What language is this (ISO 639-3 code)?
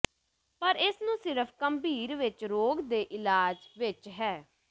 pan